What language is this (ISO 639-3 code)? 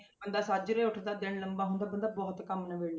pan